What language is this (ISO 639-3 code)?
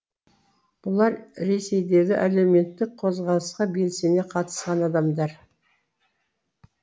kaz